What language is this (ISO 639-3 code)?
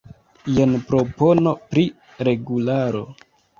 epo